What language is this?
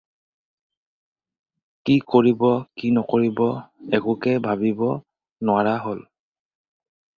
Assamese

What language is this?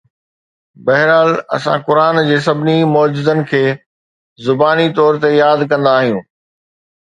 Sindhi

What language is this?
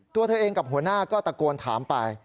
Thai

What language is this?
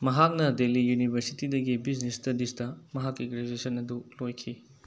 Manipuri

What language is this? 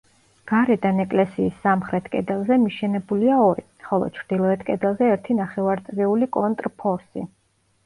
Georgian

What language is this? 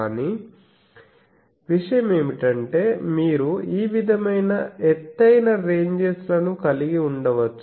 Telugu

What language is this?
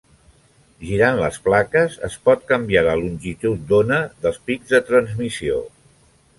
Catalan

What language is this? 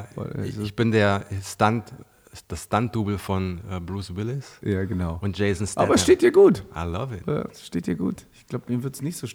German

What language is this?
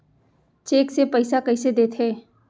Chhattisgarhi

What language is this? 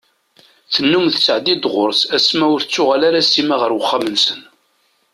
Kabyle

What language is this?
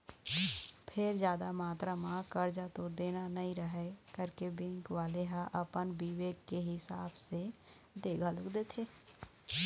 Chhattisgarhi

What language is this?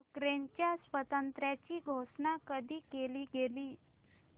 Marathi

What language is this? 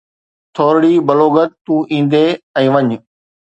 Sindhi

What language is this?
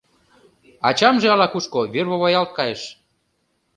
Mari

